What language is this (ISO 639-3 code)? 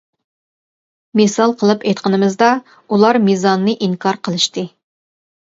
uig